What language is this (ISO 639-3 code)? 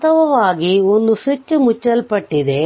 kan